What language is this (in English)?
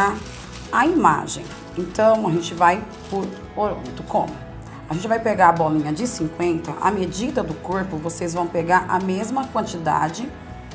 Portuguese